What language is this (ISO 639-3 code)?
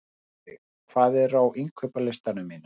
isl